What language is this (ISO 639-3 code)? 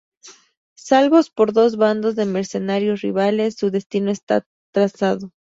spa